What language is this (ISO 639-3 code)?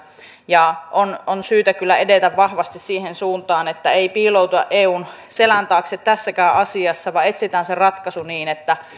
fin